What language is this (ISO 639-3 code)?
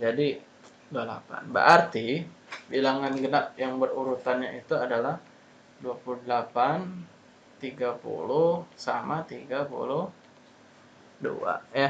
ind